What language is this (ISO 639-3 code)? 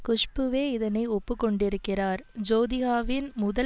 tam